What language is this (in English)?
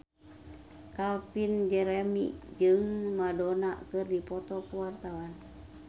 Sundanese